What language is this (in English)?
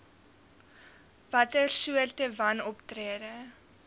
Afrikaans